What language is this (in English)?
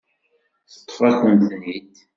Kabyle